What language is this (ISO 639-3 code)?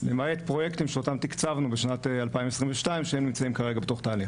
heb